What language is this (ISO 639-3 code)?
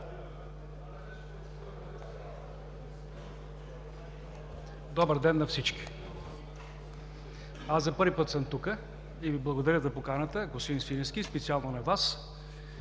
bul